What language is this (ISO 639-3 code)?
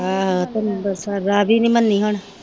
pan